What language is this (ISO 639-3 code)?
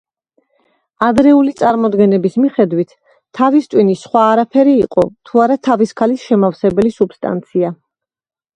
kat